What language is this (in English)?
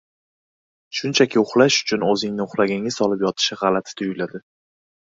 Uzbek